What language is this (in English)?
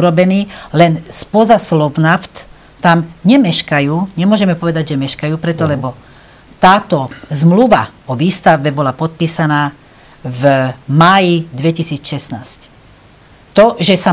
Slovak